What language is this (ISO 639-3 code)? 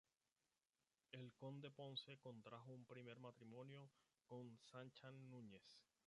spa